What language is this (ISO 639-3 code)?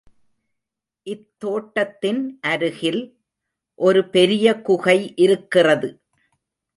tam